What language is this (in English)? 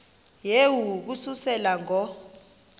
Xhosa